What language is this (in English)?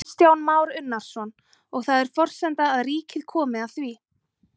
Icelandic